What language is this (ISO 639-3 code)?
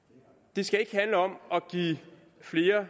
dan